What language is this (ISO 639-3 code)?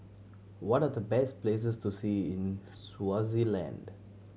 eng